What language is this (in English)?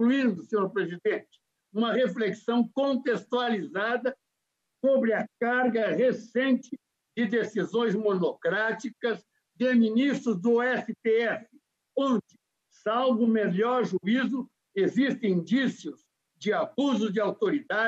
Portuguese